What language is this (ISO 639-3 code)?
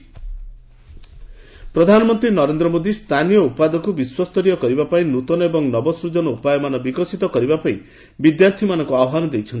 ori